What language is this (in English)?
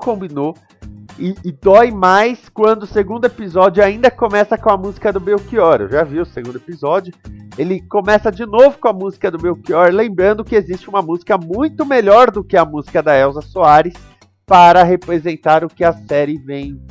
Portuguese